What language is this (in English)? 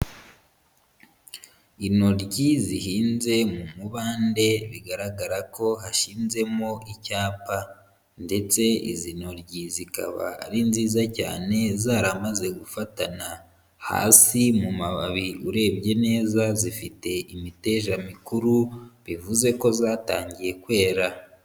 Kinyarwanda